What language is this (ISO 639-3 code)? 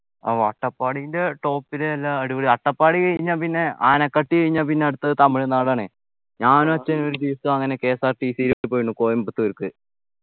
mal